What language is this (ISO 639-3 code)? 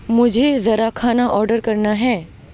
urd